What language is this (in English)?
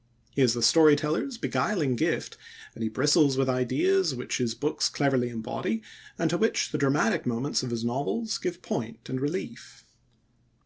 English